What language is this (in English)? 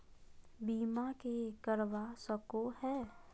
Magahi